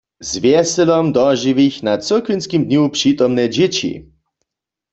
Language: Upper Sorbian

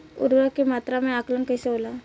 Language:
Bhojpuri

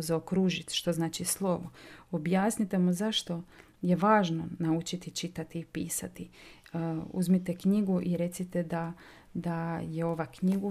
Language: Croatian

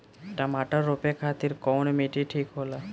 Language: Bhojpuri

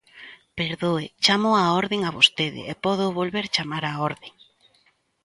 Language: Galician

